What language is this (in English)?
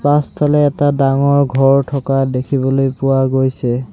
Assamese